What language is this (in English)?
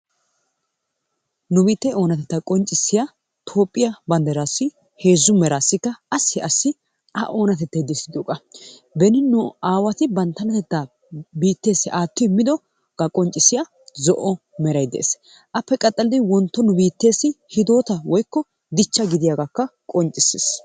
Wolaytta